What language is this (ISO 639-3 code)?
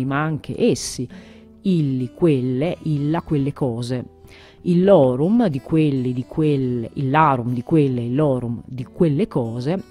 ita